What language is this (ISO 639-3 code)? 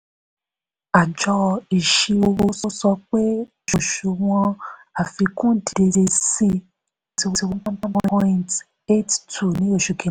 yor